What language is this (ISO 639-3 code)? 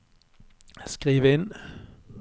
nor